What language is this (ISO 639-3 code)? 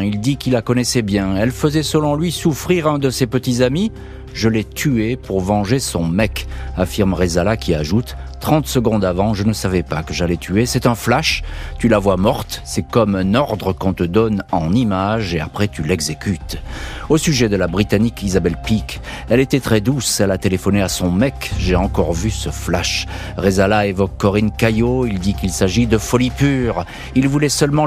fra